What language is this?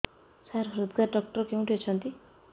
Odia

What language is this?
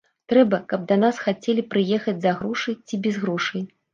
Belarusian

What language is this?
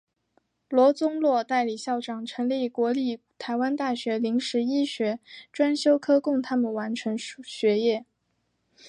Chinese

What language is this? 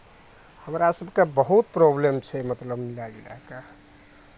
Maithili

